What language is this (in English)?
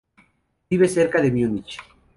Spanish